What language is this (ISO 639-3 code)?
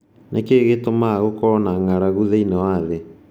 kik